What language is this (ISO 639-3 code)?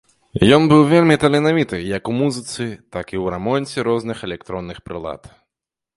bel